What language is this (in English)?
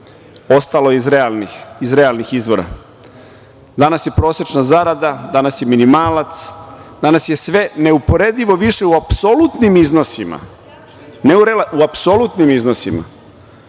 Serbian